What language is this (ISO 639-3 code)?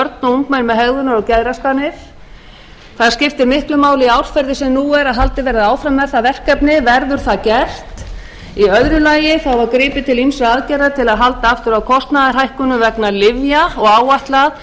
isl